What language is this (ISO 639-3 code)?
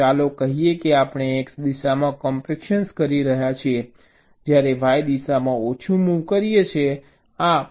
guj